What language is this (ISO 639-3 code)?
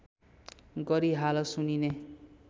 nep